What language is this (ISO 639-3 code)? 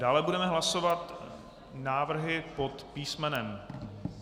ces